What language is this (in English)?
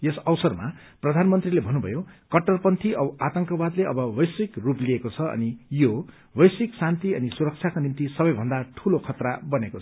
Nepali